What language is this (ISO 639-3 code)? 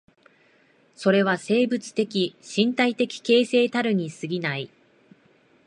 jpn